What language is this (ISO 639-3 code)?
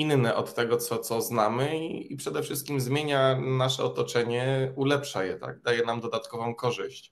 pol